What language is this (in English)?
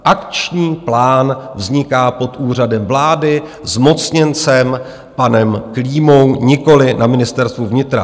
Czech